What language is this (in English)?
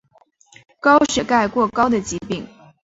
Chinese